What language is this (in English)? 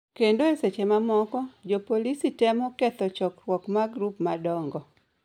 Luo (Kenya and Tanzania)